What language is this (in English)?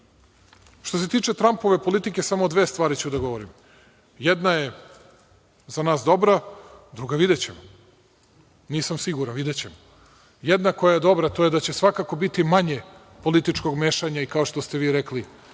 Serbian